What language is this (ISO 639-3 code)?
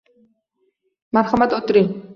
uzb